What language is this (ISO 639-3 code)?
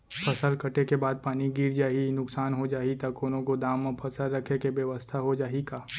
hne